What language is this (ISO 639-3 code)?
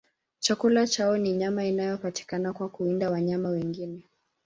swa